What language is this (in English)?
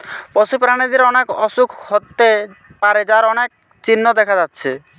Bangla